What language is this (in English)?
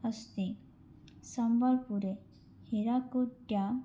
Sanskrit